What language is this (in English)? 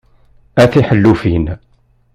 Kabyle